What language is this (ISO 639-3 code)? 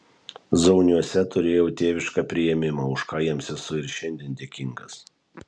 lit